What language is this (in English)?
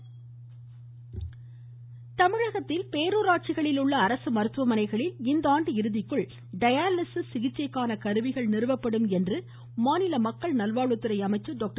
Tamil